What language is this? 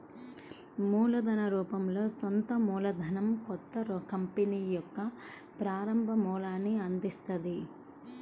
Telugu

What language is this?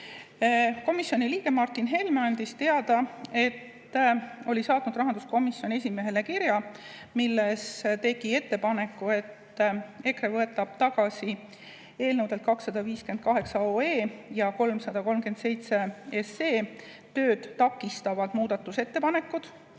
Estonian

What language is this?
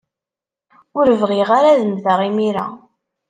Kabyle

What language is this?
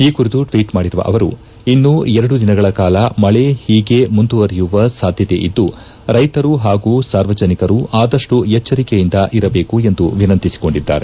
Kannada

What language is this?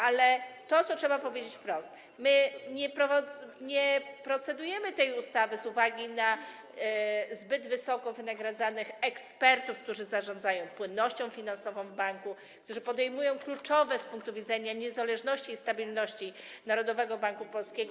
Polish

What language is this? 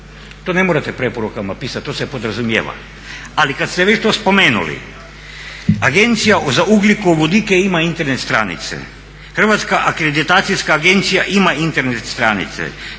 Croatian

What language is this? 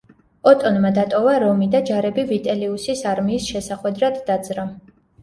Georgian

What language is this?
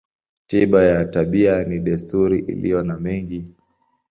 Swahili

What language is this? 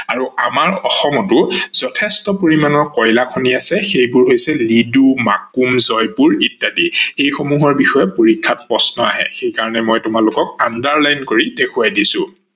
Assamese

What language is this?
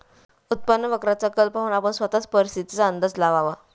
Marathi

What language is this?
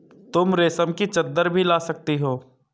Hindi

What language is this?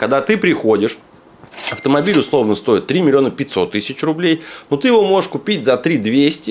Russian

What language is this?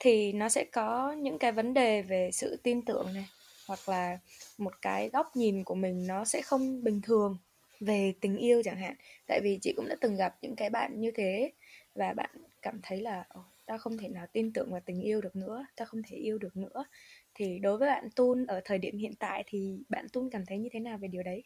Vietnamese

